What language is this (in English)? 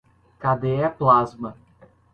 Portuguese